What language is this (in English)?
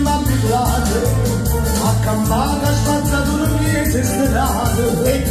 Italian